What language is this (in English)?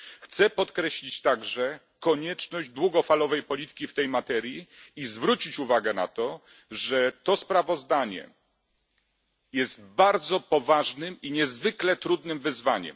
Polish